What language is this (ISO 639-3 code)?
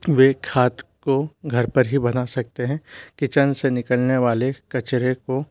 hin